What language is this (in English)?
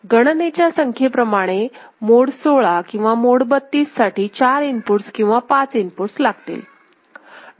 Marathi